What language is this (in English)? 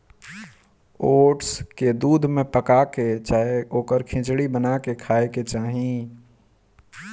Bhojpuri